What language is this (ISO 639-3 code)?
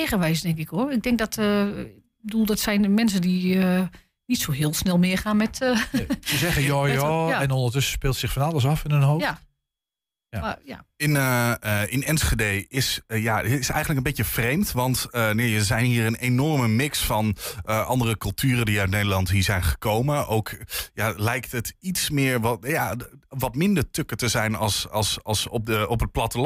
nld